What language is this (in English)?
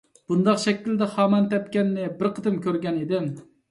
Uyghur